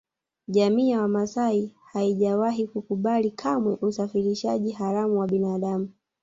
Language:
Swahili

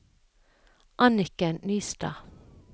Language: Norwegian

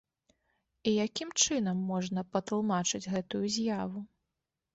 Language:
Belarusian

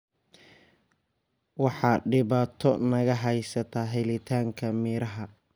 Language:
Somali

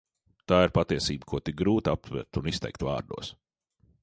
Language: Latvian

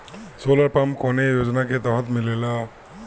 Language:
Bhojpuri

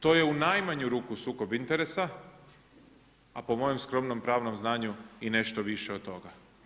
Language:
Croatian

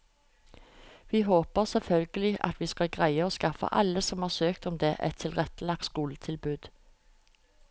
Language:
Norwegian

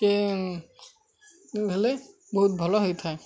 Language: Odia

